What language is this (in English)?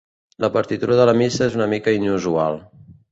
Catalan